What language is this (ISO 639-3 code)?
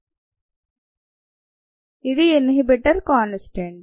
tel